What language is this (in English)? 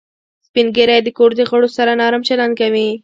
Pashto